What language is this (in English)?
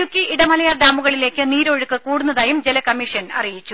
Malayalam